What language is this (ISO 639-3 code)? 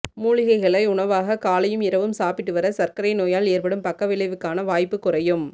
tam